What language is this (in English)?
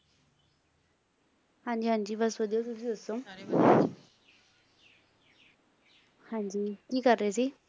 Punjabi